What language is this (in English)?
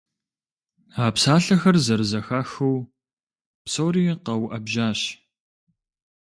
Kabardian